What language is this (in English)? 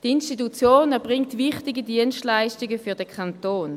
Swiss German